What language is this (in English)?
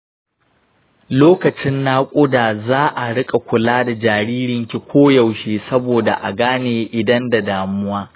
Hausa